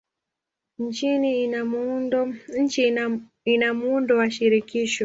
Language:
Swahili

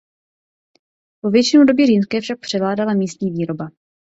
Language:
Czech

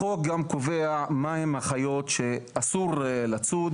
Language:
Hebrew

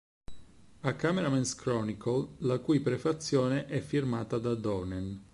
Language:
Italian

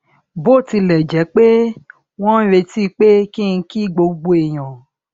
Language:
Yoruba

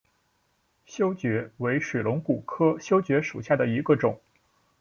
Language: Chinese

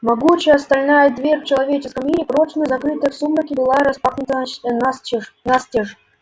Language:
Russian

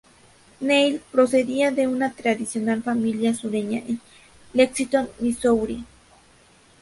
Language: Spanish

